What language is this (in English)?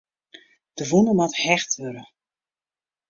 Western Frisian